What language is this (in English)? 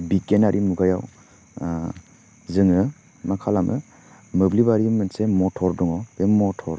Bodo